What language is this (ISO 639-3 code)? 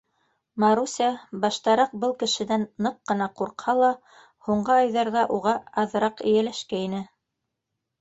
bak